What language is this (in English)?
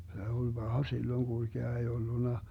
Finnish